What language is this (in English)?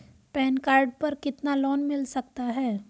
Hindi